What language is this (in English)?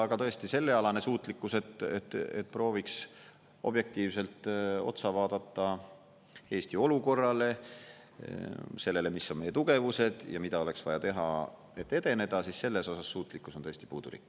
Estonian